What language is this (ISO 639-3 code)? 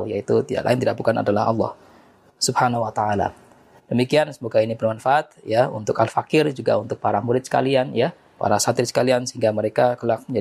ind